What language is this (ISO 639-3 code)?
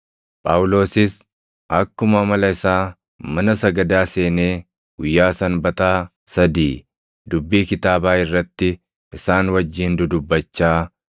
orm